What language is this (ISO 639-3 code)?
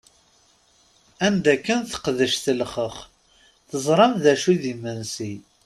kab